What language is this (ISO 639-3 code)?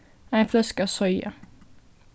fao